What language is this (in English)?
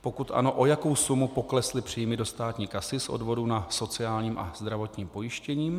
Czech